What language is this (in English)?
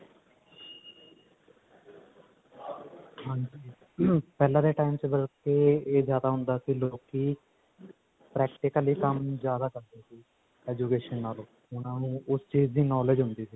Punjabi